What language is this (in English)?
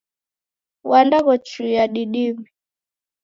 Taita